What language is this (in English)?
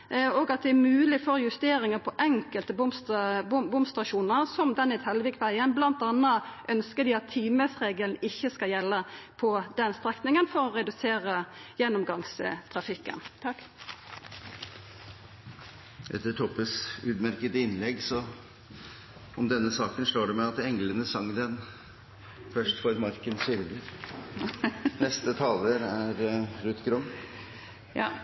Norwegian